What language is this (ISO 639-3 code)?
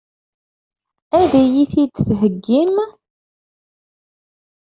kab